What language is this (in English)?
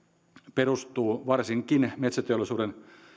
Finnish